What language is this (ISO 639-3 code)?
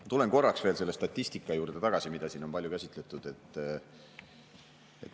est